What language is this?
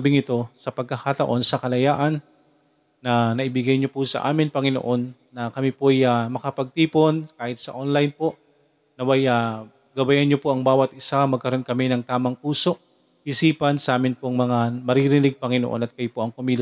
Filipino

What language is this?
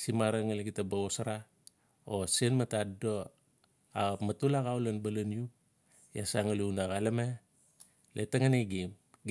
Notsi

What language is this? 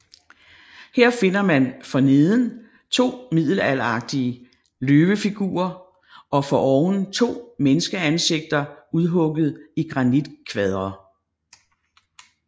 Danish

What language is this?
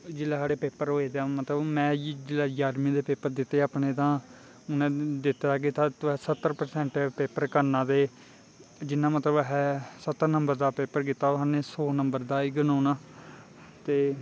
Dogri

